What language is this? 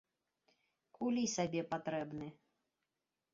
Belarusian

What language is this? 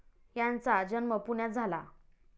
Marathi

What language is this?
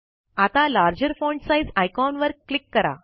Marathi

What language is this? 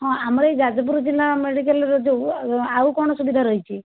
Odia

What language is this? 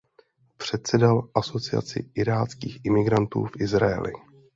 Czech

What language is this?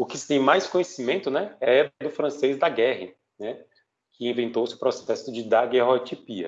Portuguese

